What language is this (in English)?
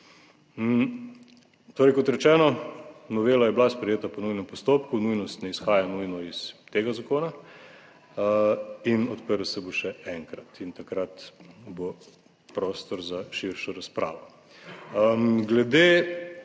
Slovenian